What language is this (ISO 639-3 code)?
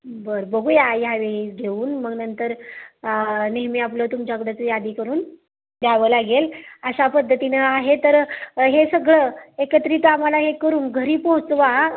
mar